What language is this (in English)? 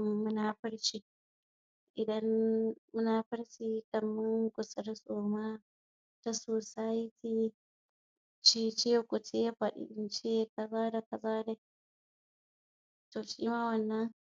Hausa